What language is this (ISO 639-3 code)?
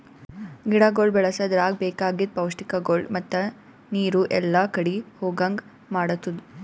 kan